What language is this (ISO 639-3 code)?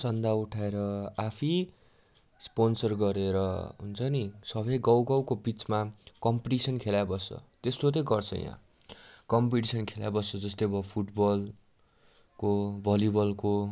nep